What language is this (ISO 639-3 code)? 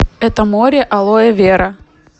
rus